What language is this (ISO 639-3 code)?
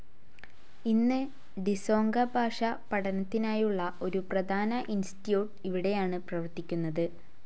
mal